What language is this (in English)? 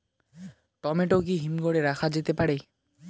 Bangla